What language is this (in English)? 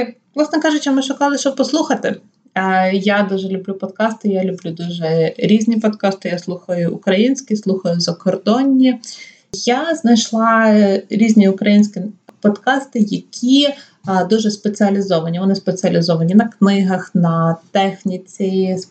Ukrainian